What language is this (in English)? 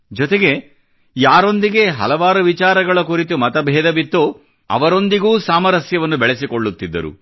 Kannada